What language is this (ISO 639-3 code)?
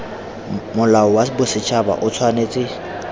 tsn